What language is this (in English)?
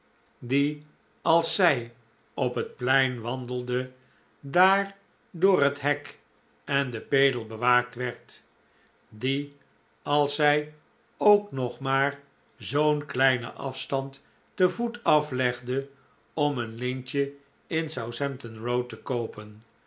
Dutch